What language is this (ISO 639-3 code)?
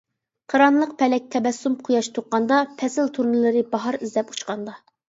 uig